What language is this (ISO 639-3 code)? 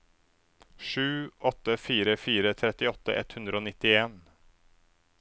nor